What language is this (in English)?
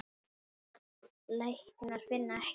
Icelandic